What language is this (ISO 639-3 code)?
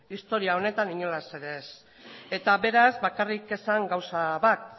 eus